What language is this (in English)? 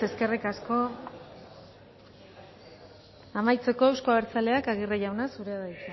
Basque